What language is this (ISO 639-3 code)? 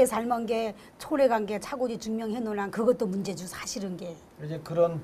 kor